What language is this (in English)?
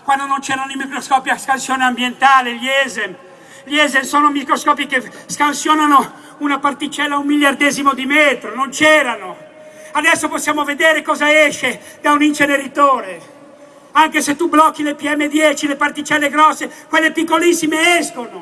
Italian